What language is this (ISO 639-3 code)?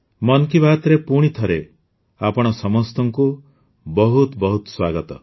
ori